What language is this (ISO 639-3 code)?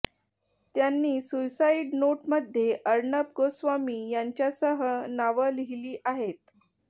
mar